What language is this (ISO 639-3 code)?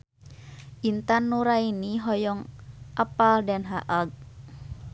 sun